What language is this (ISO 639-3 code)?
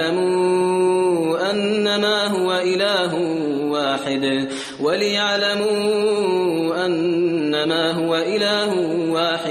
fas